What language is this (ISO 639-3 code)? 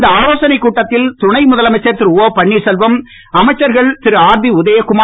tam